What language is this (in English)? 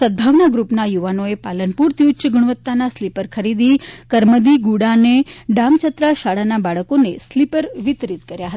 Gujarati